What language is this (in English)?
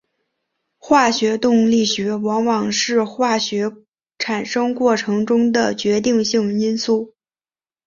Chinese